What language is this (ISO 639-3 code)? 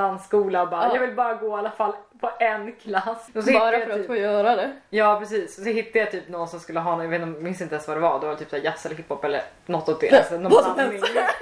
swe